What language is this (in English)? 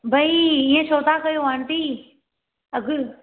Sindhi